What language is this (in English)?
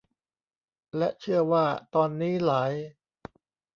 Thai